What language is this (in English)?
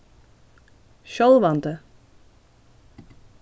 Faroese